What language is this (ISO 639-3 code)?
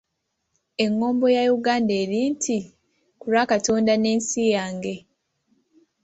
lug